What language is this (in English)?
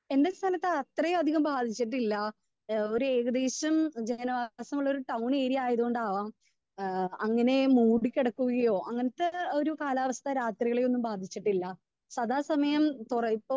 Malayalam